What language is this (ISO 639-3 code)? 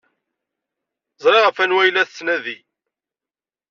kab